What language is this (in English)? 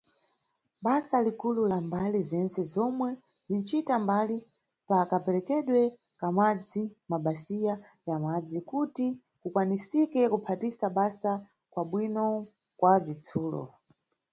Nyungwe